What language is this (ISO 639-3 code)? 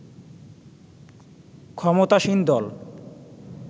ben